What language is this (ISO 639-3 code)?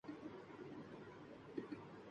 urd